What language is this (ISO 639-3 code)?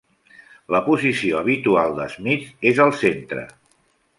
cat